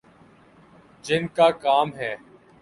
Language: Urdu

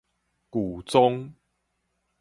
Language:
Min Nan Chinese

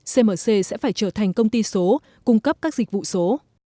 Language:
Vietnamese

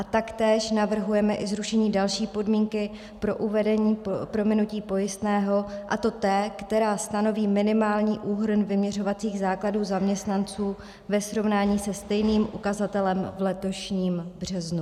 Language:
Czech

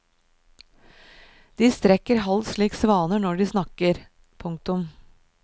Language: Norwegian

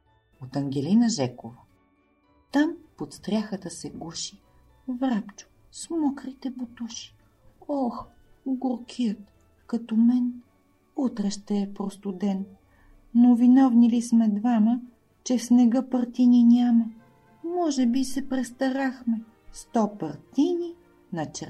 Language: Bulgarian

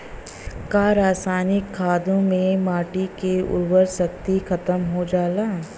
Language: Bhojpuri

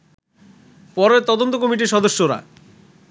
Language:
Bangla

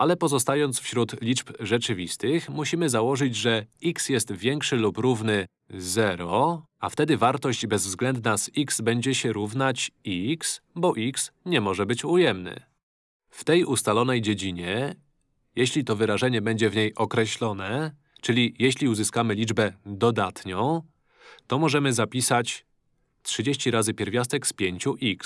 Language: Polish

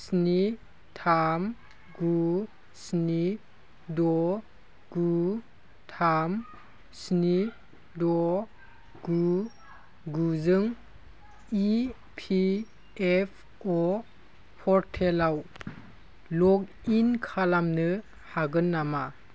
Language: Bodo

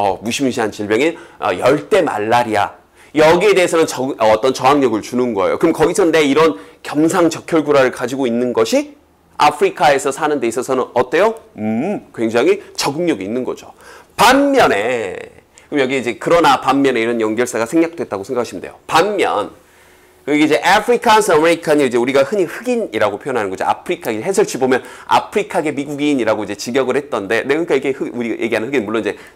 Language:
Korean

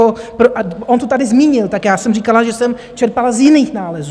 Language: Czech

